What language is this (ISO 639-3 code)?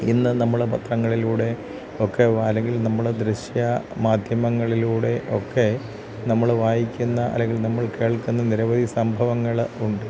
mal